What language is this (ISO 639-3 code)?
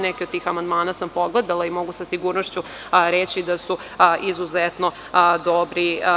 srp